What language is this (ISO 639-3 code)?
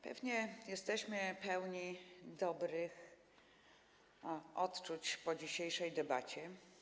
pol